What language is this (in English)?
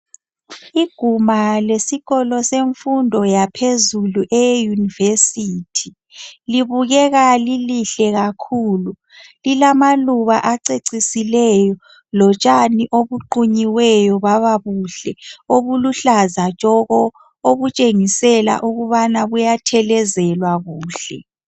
North Ndebele